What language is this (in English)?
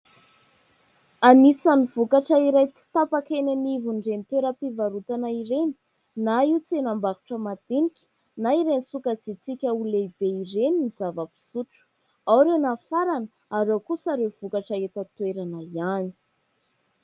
Malagasy